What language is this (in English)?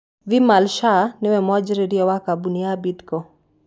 Kikuyu